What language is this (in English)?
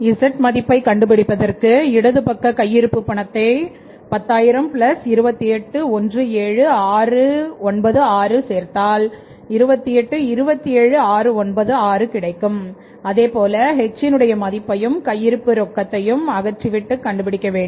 Tamil